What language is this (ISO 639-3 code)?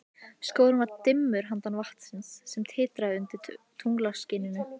isl